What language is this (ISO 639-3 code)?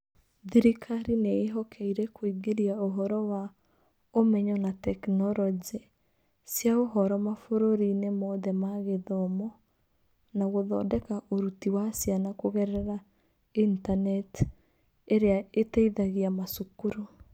kik